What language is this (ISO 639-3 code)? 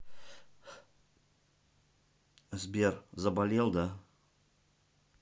rus